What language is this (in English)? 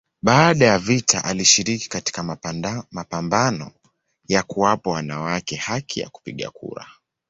Swahili